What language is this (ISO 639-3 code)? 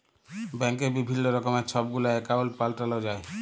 ben